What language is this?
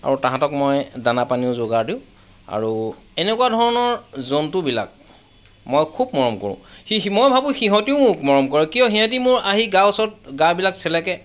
Assamese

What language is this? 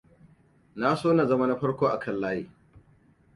Hausa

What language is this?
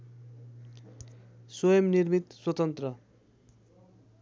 Nepali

